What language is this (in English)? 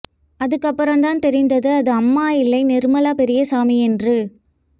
Tamil